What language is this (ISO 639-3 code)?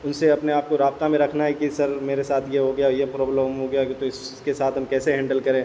urd